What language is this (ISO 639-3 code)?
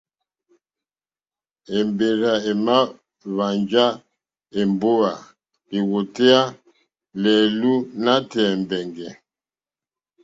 bri